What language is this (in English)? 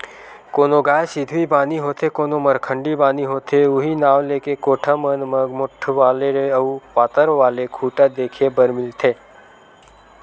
Chhattisgarhi